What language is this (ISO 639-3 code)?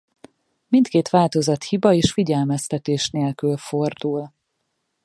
hun